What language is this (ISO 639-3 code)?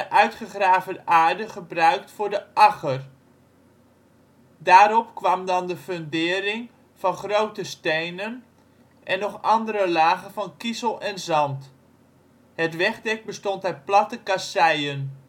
nld